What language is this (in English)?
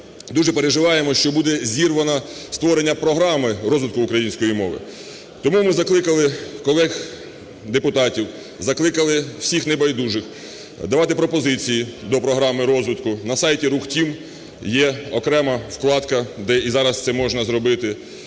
Ukrainian